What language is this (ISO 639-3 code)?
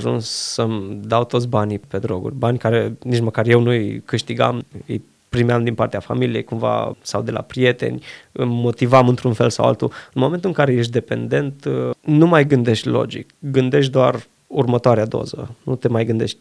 ron